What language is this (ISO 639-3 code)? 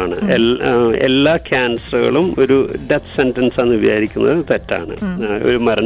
mal